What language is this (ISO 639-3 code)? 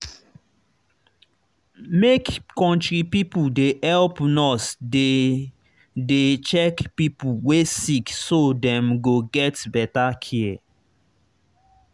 pcm